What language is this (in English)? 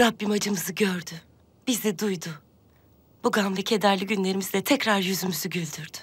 Turkish